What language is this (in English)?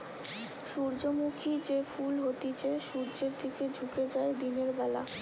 Bangla